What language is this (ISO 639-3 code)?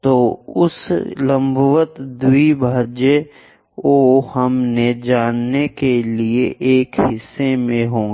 hin